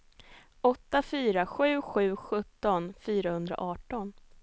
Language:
Swedish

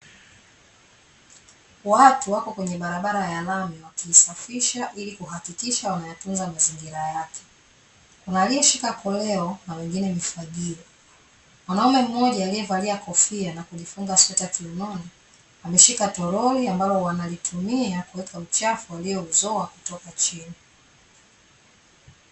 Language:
Swahili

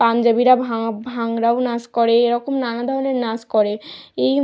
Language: Bangla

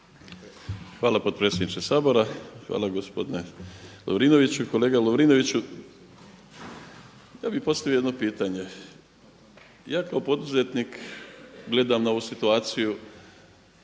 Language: Croatian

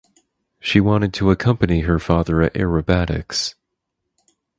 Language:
English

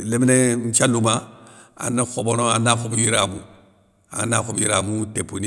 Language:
Soninke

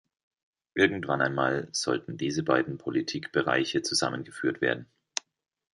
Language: German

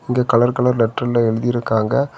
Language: Tamil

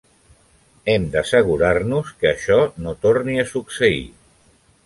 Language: Catalan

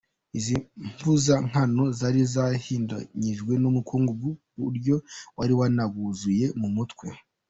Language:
Kinyarwanda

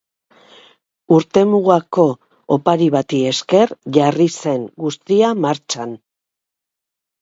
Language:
Basque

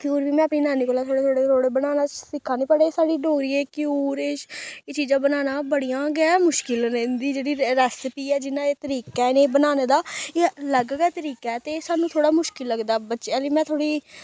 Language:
Dogri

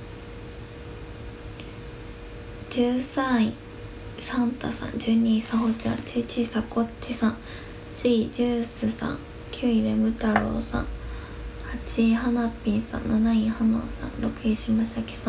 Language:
Japanese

